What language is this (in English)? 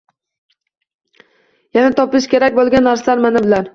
Uzbek